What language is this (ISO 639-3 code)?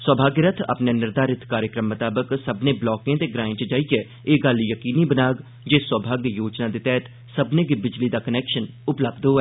doi